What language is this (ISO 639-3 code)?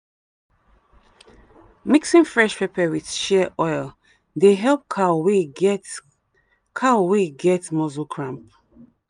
pcm